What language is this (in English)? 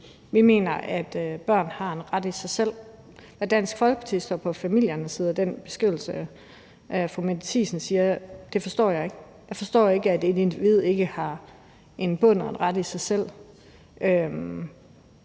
Danish